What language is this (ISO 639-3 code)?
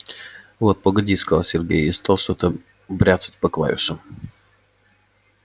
rus